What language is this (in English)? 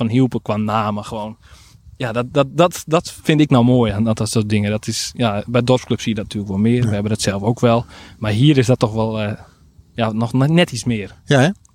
Dutch